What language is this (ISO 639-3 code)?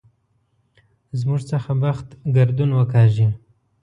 pus